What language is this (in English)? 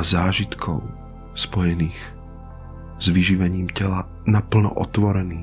Slovak